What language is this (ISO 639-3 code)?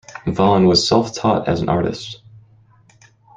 eng